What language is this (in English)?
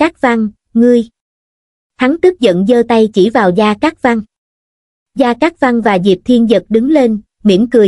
Vietnamese